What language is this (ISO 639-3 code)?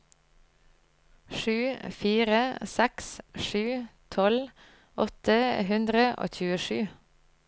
nor